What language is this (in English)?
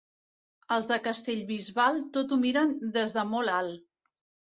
Catalan